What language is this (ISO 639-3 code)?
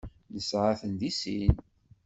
kab